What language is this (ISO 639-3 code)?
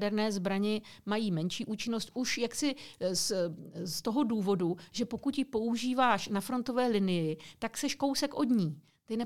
ces